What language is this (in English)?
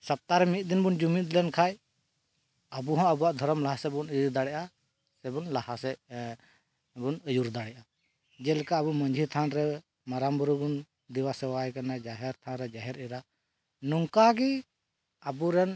Santali